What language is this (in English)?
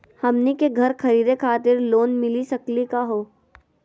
Magahi